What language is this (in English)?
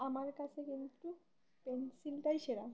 Bangla